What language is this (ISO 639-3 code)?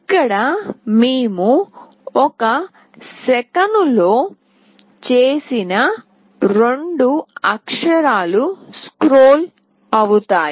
tel